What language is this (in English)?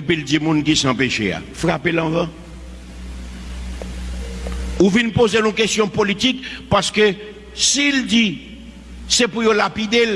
French